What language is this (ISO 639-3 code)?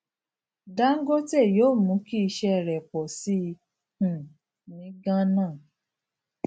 yor